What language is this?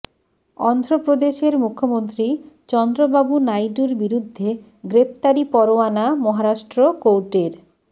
Bangla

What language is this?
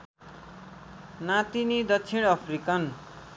Nepali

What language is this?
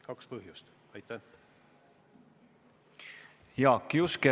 Estonian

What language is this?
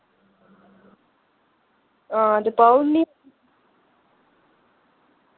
Dogri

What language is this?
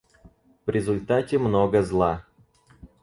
Russian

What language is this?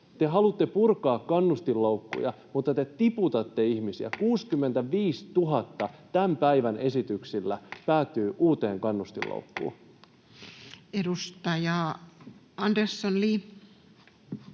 Finnish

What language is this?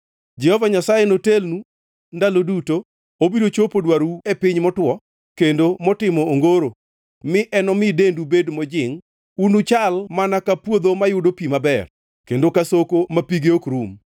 Luo (Kenya and Tanzania)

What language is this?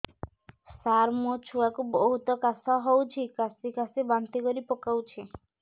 Odia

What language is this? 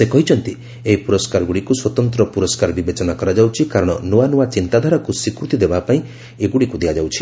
Odia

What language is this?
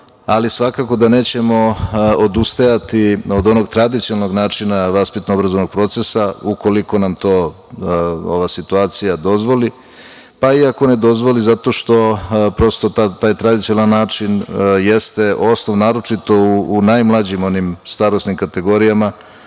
Serbian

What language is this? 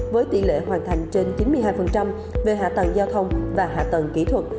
Vietnamese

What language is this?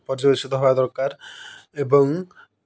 Odia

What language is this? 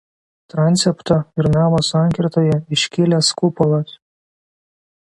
Lithuanian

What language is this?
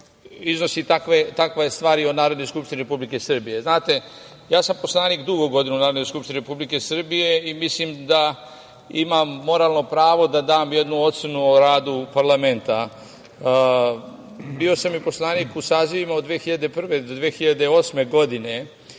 Serbian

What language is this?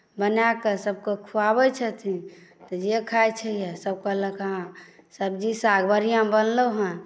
Maithili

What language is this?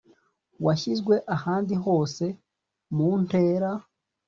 Kinyarwanda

